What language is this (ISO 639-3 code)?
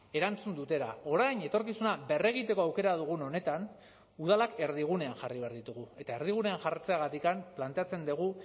eus